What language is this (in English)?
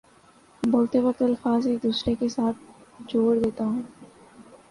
Urdu